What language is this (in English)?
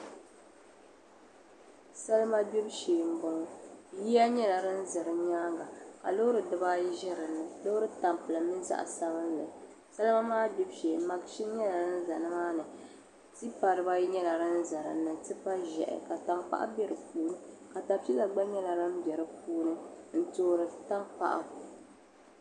Dagbani